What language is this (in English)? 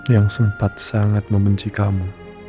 Indonesian